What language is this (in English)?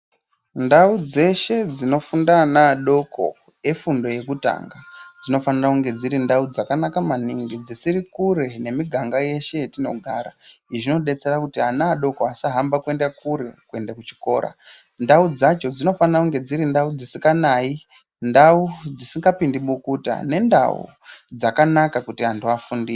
Ndau